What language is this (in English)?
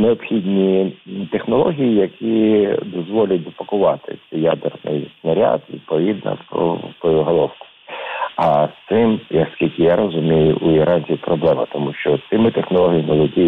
Ukrainian